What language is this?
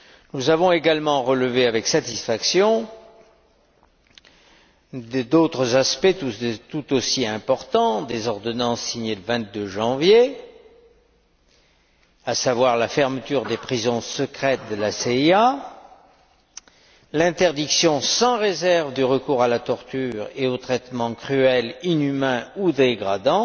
French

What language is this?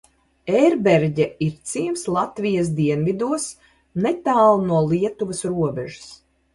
Latvian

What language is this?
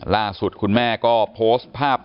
Thai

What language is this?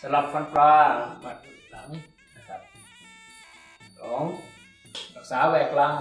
Thai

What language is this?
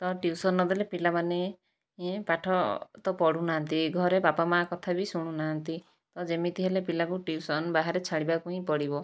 Odia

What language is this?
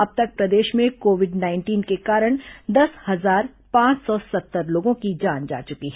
Hindi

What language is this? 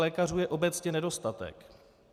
Czech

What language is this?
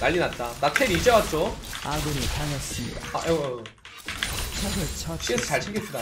Korean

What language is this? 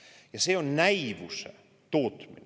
Estonian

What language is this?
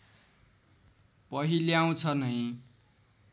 Nepali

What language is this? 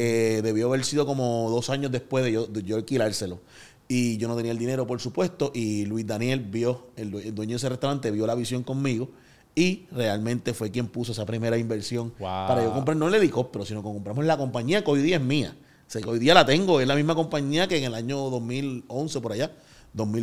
Spanish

